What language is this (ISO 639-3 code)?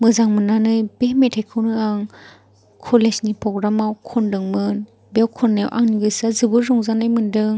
brx